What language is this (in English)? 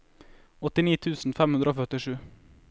Norwegian